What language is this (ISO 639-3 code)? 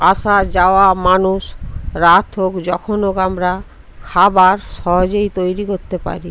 ben